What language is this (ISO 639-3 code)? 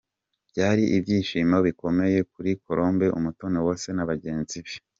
kin